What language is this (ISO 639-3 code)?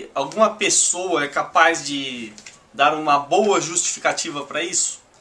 por